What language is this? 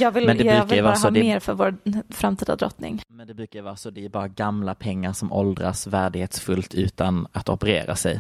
Swedish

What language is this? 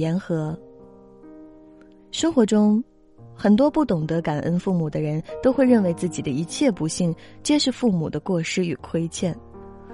Chinese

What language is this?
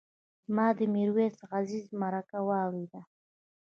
Pashto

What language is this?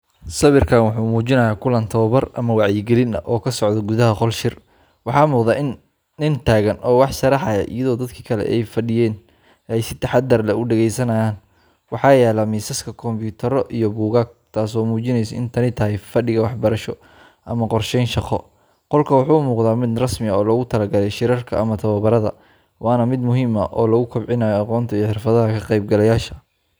Somali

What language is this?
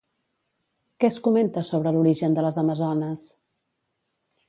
Catalan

